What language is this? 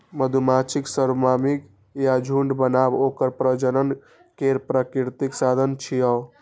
Maithili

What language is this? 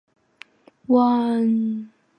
Chinese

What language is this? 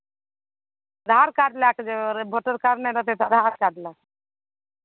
Maithili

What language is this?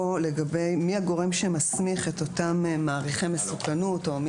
Hebrew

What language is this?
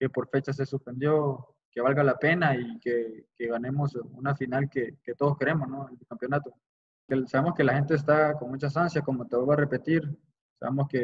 Spanish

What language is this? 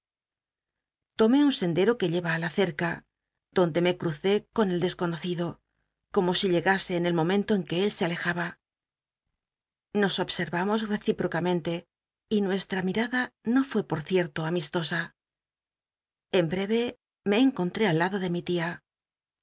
Spanish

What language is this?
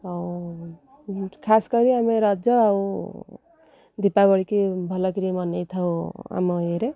Odia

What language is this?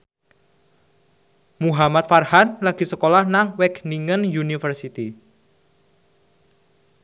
Javanese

